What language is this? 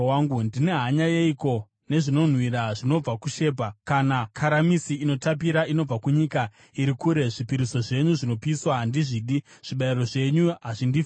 Shona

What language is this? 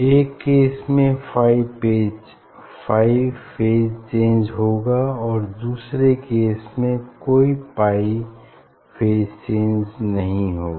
Hindi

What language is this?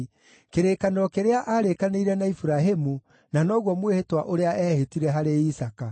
Kikuyu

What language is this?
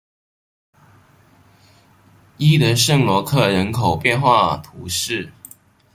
Chinese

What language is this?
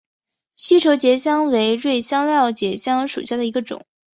Chinese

